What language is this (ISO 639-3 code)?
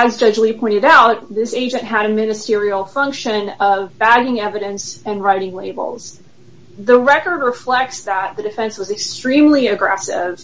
eng